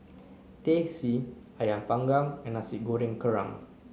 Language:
English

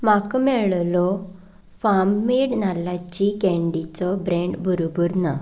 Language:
Konkani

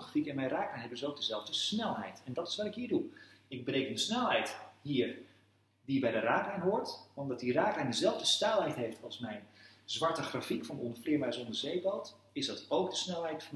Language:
Dutch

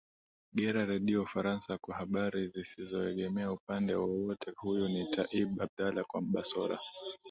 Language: Swahili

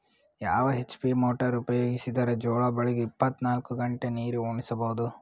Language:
Kannada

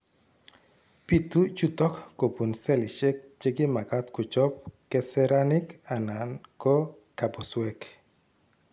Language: Kalenjin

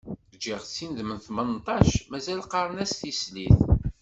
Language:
Kabyle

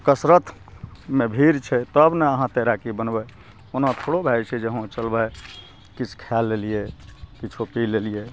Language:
Maithili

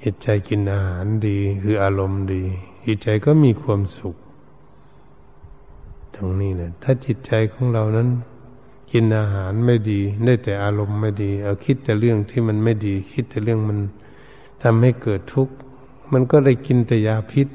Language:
Thai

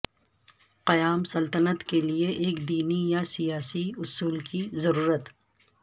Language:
Urdu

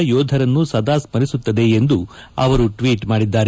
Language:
Kannada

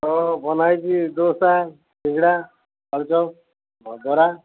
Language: Odia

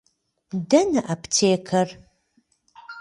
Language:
Kabardian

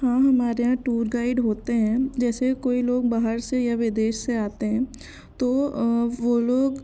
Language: Hindi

